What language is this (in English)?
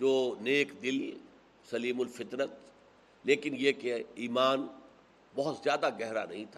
Urdu